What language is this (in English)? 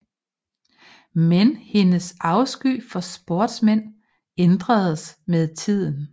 Danish